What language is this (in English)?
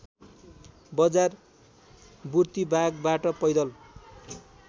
Nepali